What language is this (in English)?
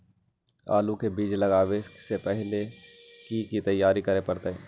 Magahi